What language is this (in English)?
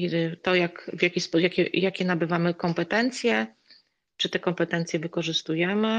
Polish